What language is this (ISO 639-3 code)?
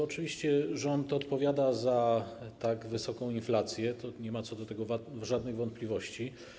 pol